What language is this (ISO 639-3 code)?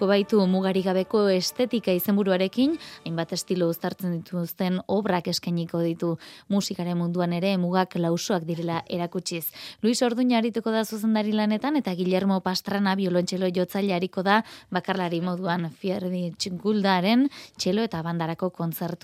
spa